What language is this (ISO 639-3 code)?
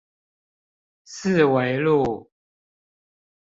zho